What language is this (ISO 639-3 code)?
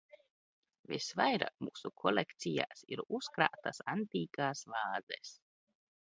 lav